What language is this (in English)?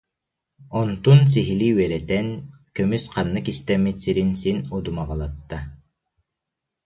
Yakut